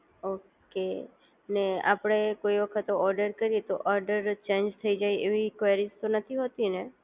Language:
Gujarati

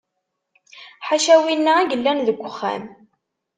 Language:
Kabyle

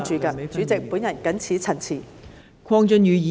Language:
Cantonese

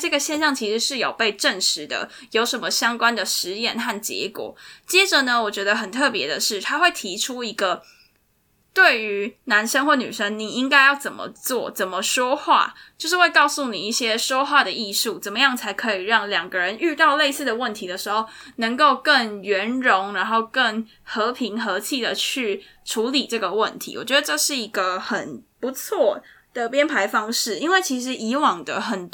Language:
Chinese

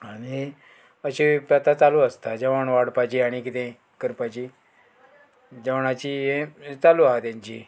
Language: Konkani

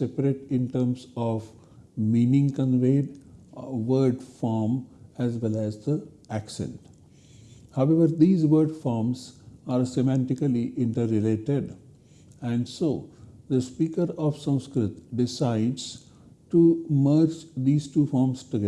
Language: English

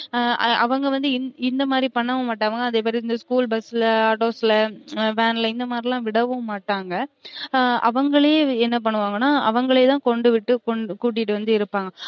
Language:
Tamil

